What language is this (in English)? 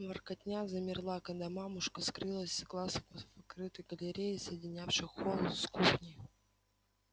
Russian